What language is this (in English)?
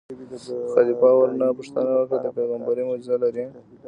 Pashto